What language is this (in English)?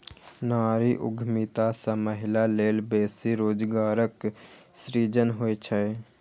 Maithili